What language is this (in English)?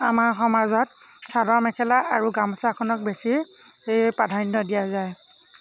Assamese